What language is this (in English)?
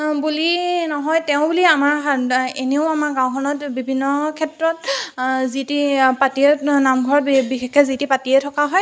Assamese